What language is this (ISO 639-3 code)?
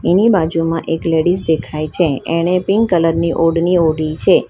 guj